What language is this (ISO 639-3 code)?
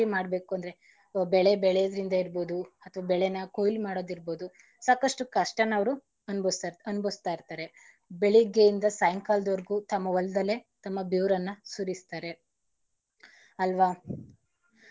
kan